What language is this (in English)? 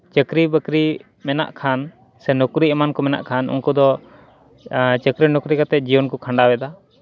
Santali